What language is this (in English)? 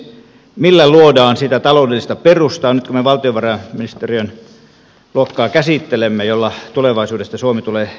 Finnish